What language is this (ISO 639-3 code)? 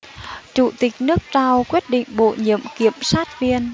vie